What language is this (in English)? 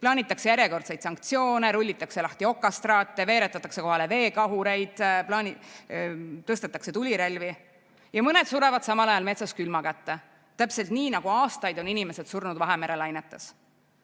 Estonian